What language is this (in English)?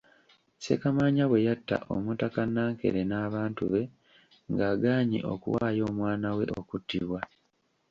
Ganda